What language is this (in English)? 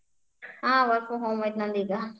Kannada